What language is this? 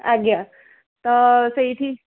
Odia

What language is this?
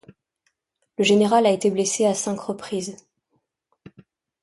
French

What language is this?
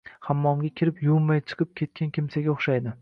Uzbek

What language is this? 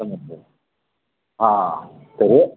Maithili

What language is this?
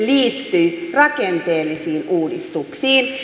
Finnish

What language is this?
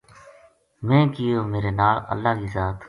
Gujari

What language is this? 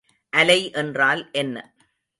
Tamil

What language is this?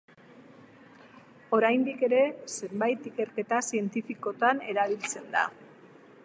Basque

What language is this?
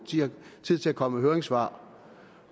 Danish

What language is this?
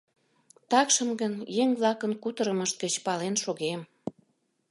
Mari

